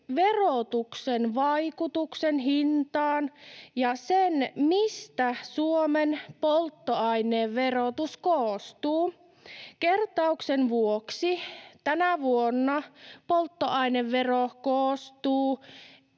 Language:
Finnish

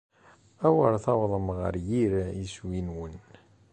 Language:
Kabyle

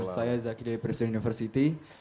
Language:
Indonesian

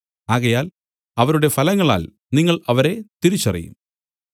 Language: Malayalam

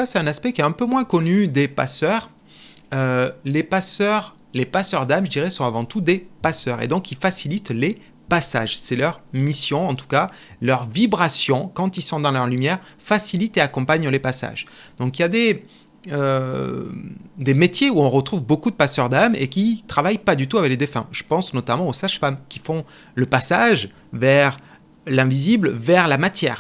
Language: French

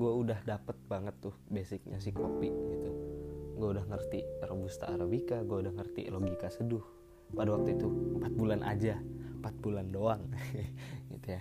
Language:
Indonesian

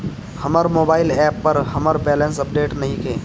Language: Bhojpuri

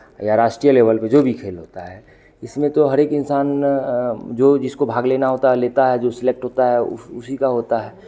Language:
Hindi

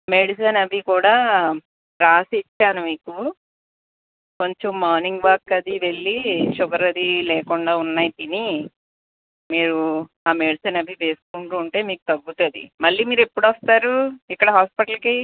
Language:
Telugu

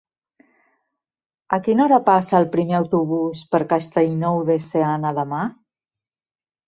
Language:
Catalan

